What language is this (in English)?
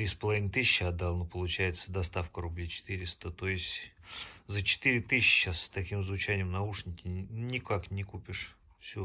Russian